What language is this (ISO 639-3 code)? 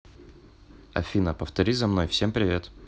rus